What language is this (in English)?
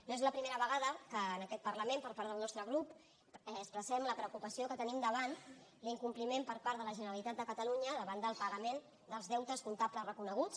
Catalan